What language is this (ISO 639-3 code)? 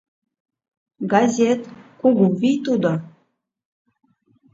chm